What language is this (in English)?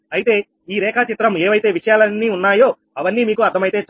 Telugu